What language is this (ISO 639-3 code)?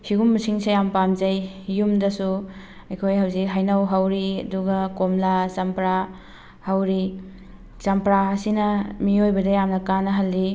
mni